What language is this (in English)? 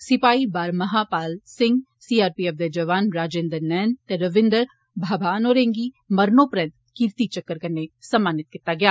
Dogri